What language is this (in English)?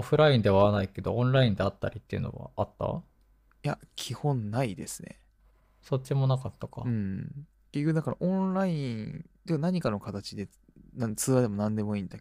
Japanese